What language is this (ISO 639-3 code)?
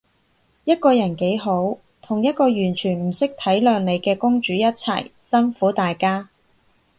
yue